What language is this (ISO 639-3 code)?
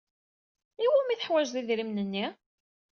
kab